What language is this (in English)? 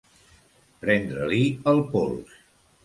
Catalan